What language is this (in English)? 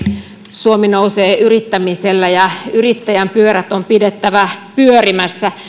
Finnish